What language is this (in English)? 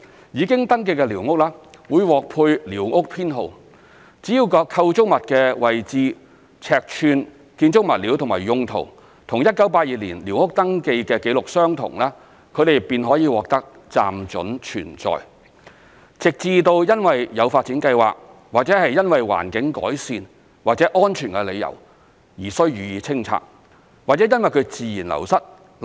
Cantonese